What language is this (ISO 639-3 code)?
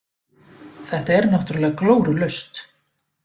isl